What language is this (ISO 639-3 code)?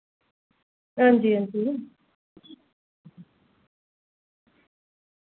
doi